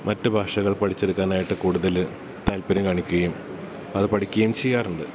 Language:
Malayalam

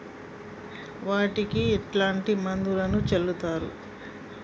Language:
Telugu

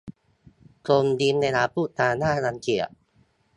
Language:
Thai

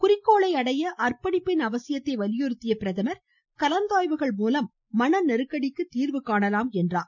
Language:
Tamil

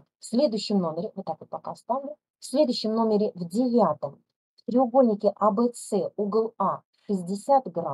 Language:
Russian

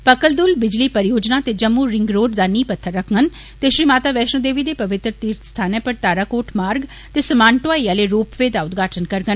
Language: Dogri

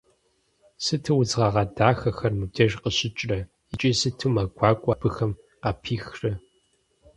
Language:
Kabardian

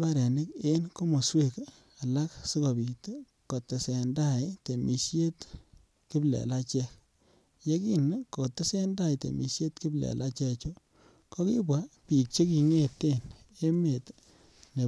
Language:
Kalenjin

